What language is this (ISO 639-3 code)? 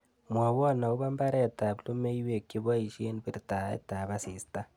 kln